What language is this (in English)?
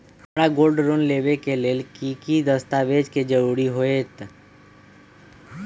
Magahi